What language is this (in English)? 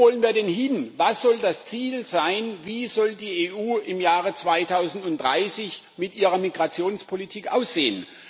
German